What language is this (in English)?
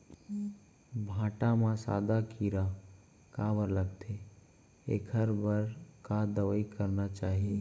Chhattisgarhi